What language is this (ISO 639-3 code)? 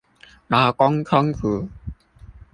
zho